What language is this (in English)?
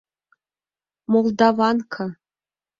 Mari